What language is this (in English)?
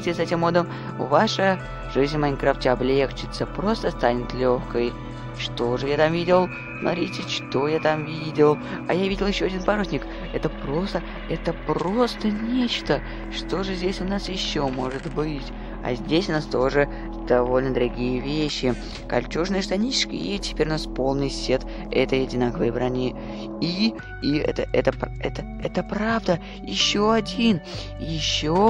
Russian